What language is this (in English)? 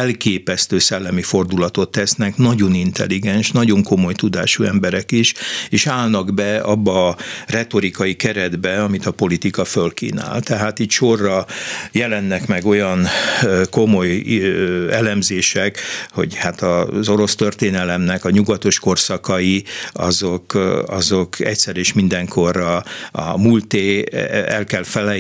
Hungarian